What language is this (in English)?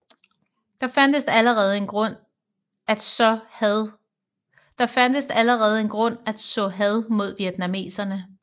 Danish